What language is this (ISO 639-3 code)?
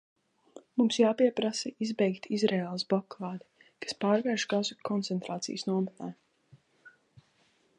lav